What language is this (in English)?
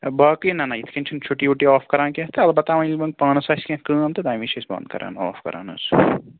Kashmiri